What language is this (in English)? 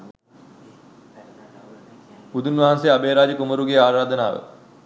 Sinhala